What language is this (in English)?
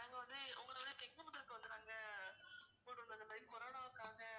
Tamil